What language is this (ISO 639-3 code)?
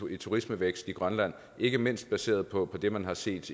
dan